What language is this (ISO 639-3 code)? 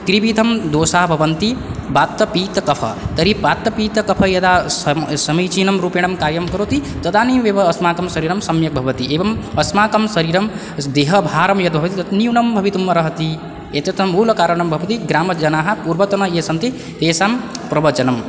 san